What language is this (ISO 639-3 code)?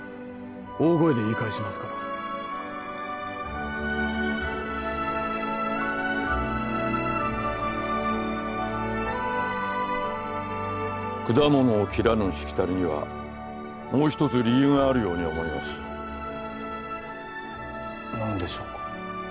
jpn